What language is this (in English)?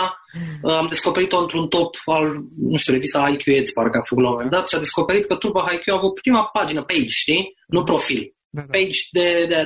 Romanian